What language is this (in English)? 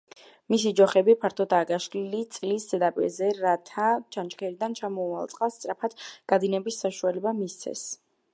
Georgian